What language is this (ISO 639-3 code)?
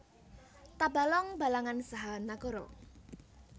jav